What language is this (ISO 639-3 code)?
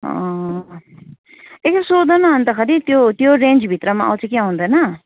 nep